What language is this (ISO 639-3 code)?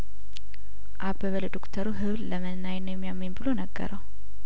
amh